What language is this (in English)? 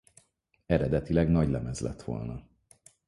Hungarian